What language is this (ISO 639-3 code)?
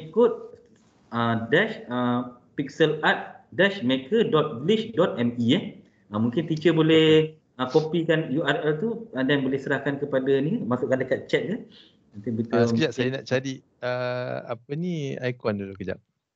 msa